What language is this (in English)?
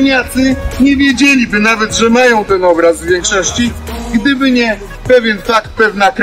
Polish